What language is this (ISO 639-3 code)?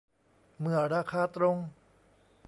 tha